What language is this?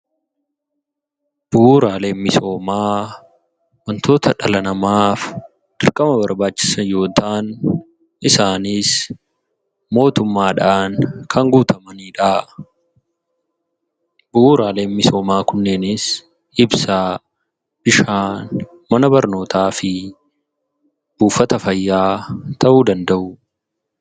Oromo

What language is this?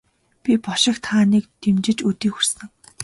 Mongolian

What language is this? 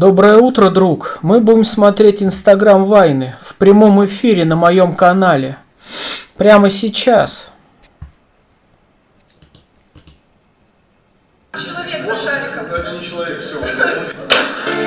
Russian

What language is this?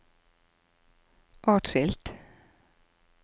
Norwegian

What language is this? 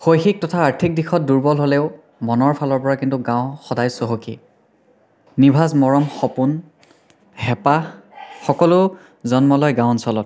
Assamese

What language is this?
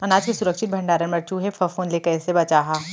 Chhattisgarhi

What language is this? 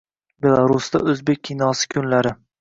Uzbek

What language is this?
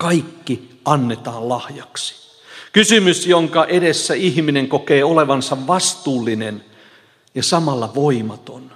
Finnish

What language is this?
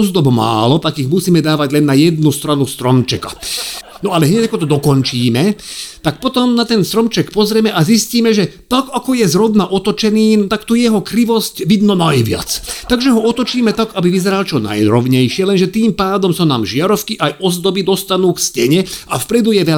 Slovak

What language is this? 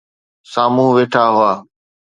Sindhi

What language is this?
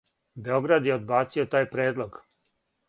Serbian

